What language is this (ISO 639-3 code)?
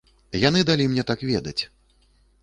bel